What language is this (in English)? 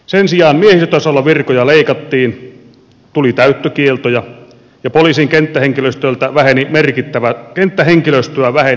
Finnish